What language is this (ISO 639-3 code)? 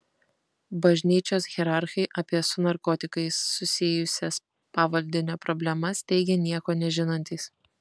lit